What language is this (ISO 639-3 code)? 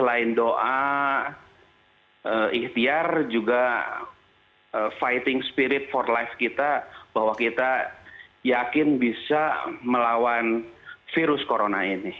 ind